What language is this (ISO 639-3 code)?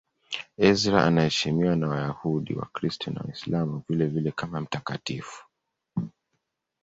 swa